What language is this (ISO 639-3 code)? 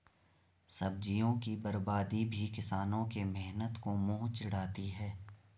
hin